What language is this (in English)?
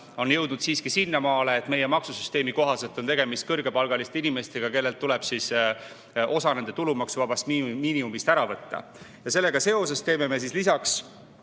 Estonian